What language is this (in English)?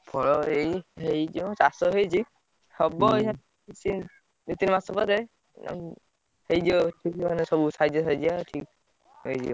Odia